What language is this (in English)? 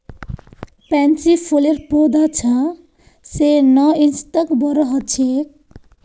Magahi